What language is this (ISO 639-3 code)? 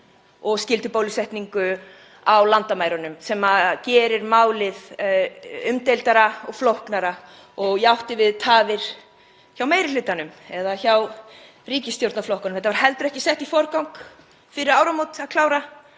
isl